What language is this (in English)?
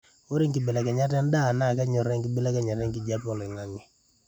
Masai